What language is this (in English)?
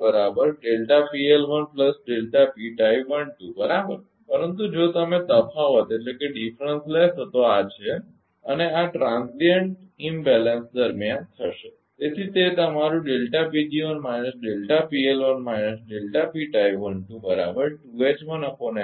Gujarati